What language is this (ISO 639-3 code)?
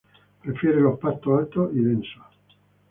spa